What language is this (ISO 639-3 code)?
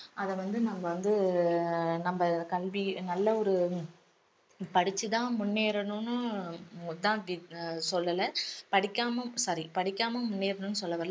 tam